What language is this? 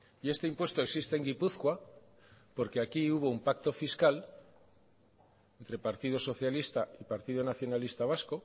Spanish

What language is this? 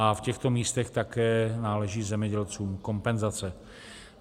Czech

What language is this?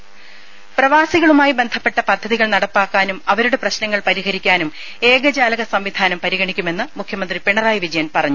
Malayalam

